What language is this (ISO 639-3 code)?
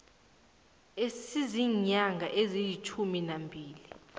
nbl